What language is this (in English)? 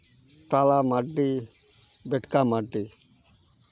Santali